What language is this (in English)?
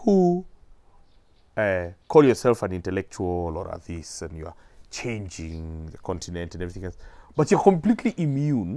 English